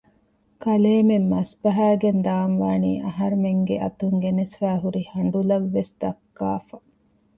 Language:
Divehi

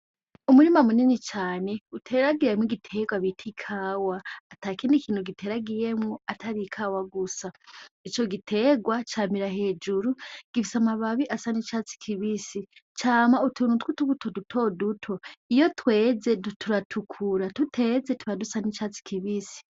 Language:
Rundi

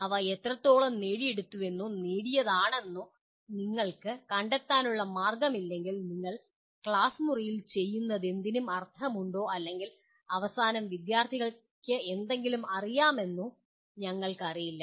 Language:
Malayalam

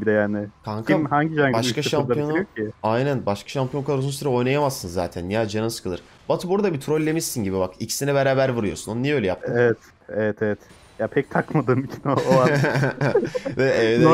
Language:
Turkish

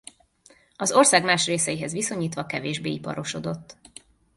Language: Hungarian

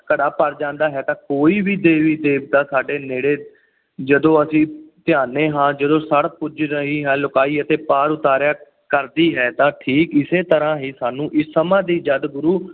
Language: Punjabi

